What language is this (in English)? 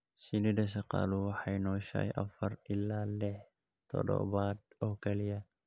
Somali